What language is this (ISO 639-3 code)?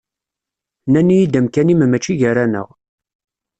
kab